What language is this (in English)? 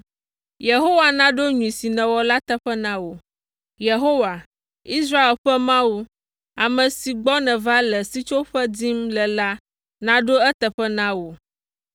Ewe